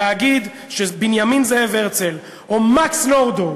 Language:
Hebrew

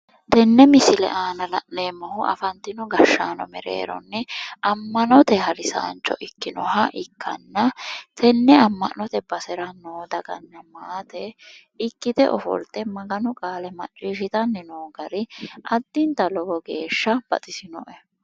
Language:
Sidamo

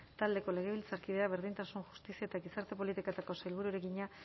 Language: Basque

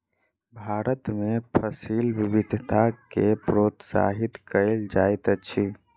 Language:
Maithili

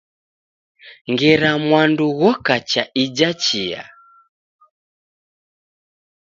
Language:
Taita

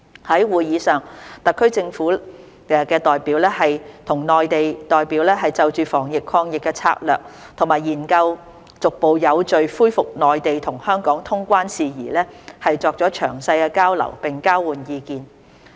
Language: Cantonese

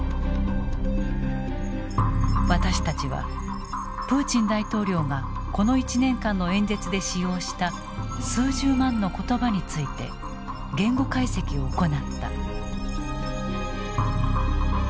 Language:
Japanese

